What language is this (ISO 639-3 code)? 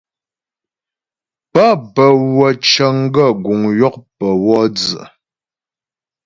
bbj